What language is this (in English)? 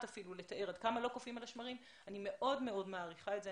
Hebrew